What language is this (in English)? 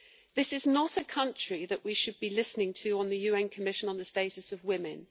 English